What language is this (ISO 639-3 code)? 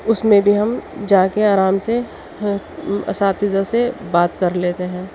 urd